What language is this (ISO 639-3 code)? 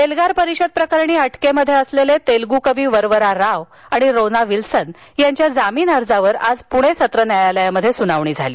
mar